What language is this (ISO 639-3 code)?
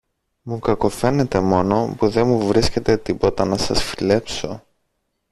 ell